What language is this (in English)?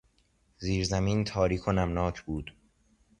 Persian